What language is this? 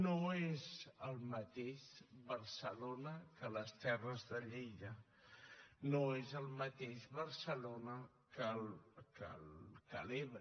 Catalan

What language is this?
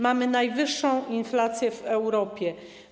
Polish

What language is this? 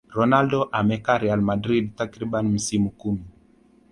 Swahili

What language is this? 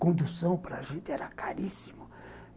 Portuguese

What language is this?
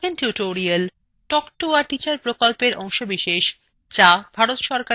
Bangla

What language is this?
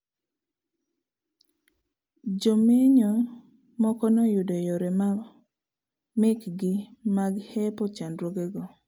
Luo (Kenya and Tanzania)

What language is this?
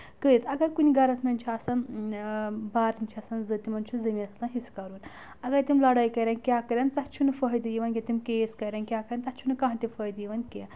Kashmiri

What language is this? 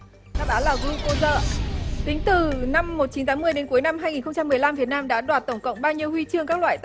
Vietnamese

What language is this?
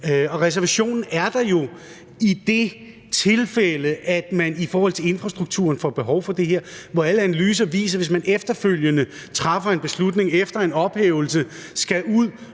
Danish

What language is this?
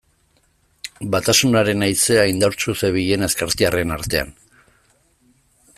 Basque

